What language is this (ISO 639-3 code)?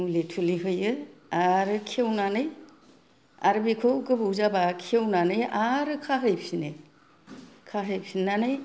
brx